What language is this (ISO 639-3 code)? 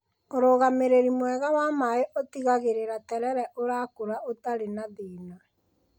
kik